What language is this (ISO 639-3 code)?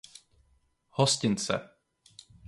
ces